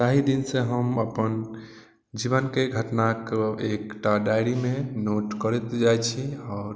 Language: Maithili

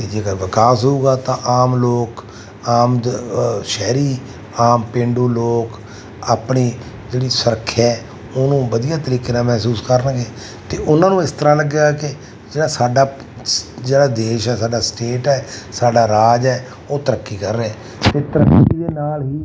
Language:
Punjabi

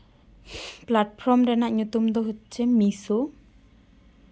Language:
Santali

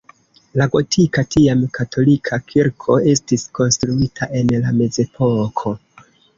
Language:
Esperanto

